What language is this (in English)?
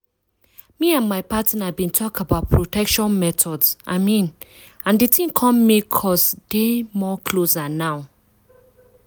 Nigerian Pidgin